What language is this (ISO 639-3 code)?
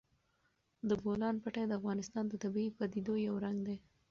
pus